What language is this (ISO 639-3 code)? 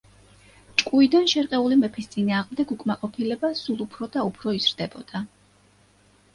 kat